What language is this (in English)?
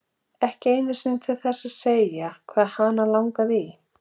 Icelandic